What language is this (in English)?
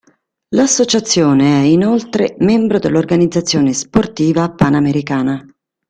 Italian